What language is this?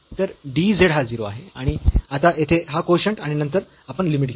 Marathi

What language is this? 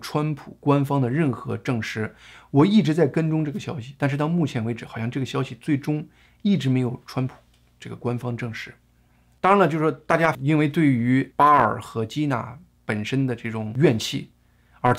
Chinese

